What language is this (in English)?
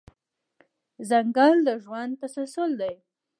Pashto